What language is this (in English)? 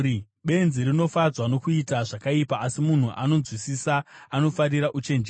Shona